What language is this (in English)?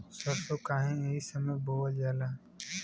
Bhojpuri